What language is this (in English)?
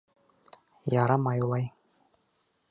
Bashkir